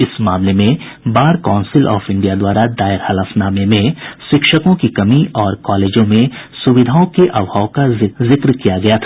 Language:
Hindi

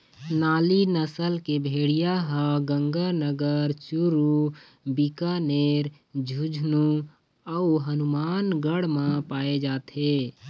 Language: Chhattisgarhi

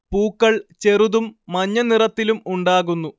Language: Malayalam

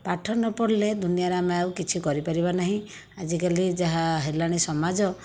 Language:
Odia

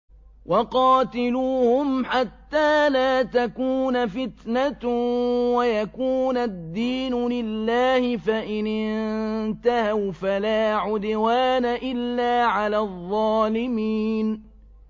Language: Arabic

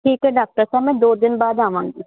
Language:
Punjabi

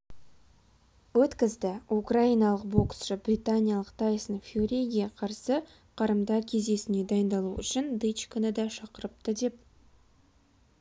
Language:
Kazakh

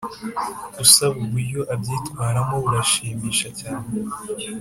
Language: Kinyarwanda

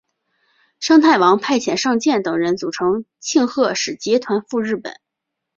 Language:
Chinese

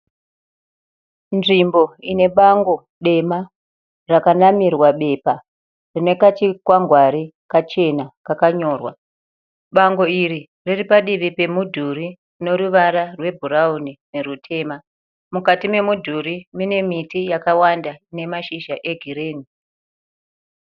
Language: Shona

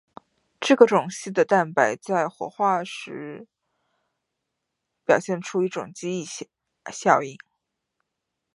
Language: Chinese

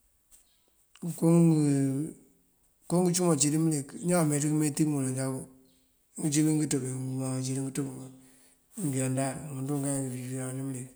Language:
Mandjak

